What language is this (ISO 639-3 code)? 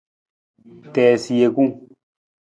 nmz